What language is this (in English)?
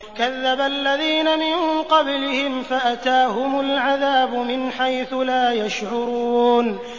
Arabic